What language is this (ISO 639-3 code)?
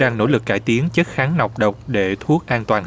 vie